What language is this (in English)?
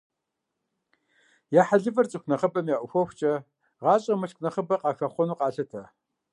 Kabardian